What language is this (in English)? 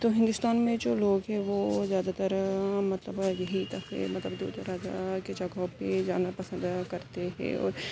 Urdu